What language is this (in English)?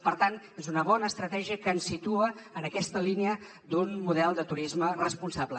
Catalan